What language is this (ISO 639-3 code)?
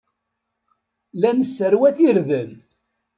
kab